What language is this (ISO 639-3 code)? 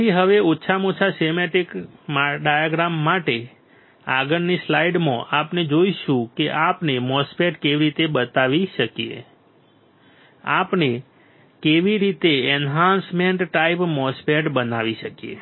guj